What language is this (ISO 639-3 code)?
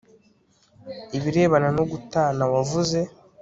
kin